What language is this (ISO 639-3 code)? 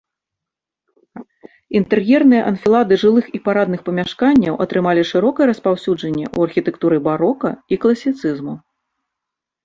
bel